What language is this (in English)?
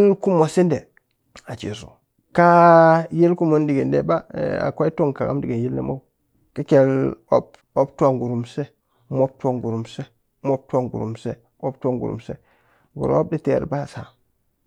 Cakfem-Mushere